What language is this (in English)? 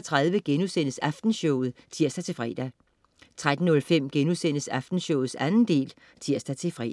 Danish